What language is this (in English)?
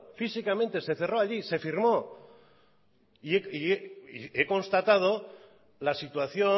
Spanish